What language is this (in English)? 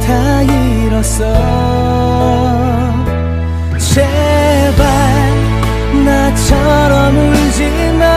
Korean